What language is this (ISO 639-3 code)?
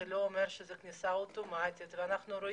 heb